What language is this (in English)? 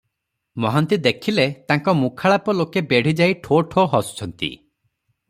Odia